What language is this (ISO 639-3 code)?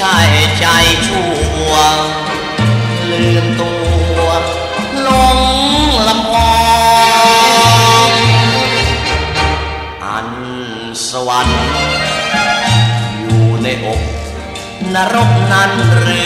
tha